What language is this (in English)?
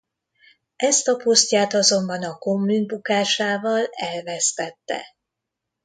Hungarian